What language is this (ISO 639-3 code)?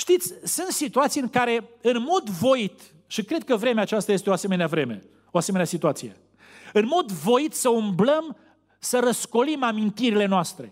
ron